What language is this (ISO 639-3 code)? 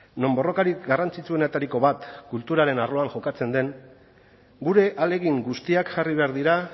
eus